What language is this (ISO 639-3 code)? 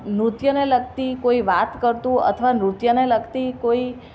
guj